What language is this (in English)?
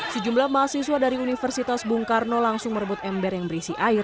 Indonesian